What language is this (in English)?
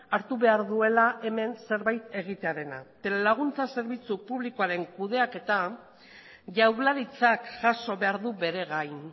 Basque